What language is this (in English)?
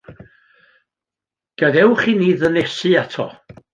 Welsh